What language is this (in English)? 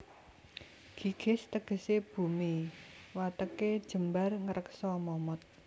Javanese